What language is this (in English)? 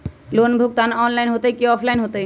Magahi